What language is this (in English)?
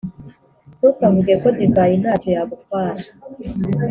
Kinyarwanda